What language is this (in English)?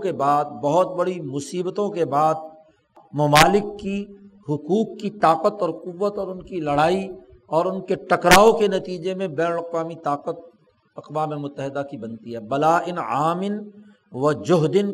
Urdu